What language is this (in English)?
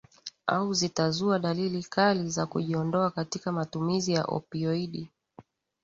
Swahili